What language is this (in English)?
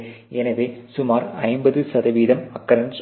Tamil